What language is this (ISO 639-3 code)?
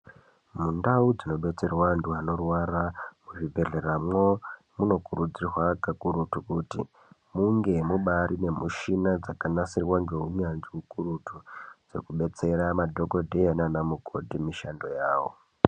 ndc